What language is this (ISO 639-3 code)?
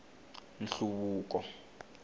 tso